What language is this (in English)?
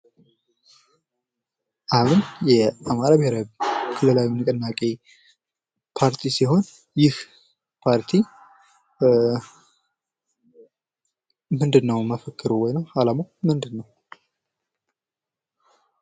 Amharic